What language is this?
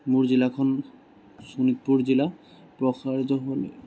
Assamese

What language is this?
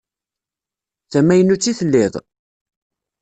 Kabyle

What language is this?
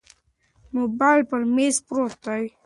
Pashto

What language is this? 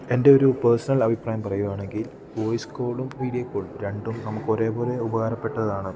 Malayalam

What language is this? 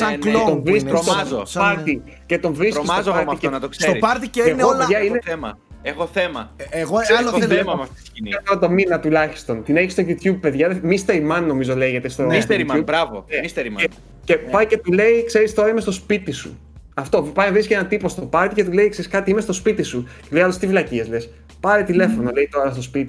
Greek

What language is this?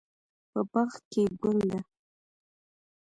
Pashto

